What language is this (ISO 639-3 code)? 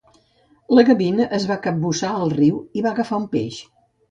cat